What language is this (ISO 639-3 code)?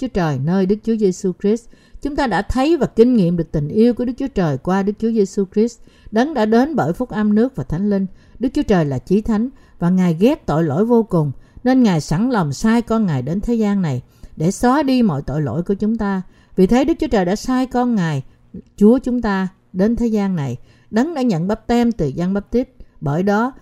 vie